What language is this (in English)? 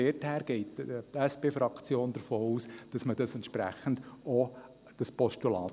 Swiss German